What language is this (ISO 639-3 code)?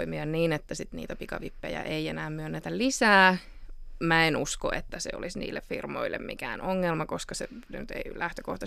fin